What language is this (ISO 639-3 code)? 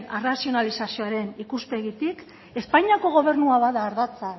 eus